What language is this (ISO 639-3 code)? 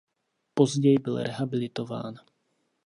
ces